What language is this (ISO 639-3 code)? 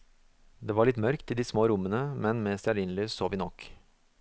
nor